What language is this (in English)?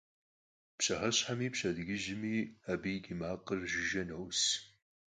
Kabardian